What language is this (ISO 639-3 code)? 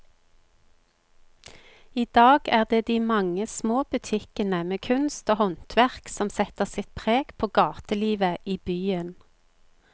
nor